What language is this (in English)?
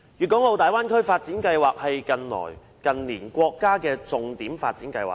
Cantonese